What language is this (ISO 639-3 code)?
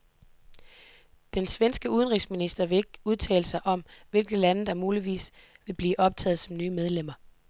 dan